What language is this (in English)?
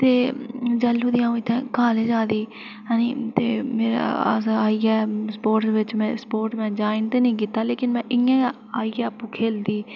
Dogri